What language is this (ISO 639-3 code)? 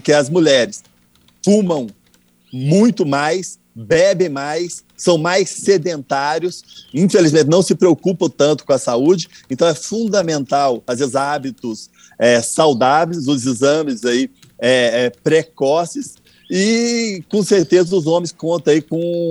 por